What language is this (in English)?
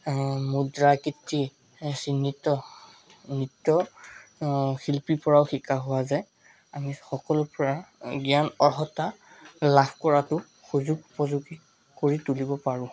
Assamese